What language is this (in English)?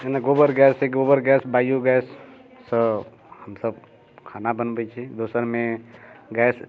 Maithili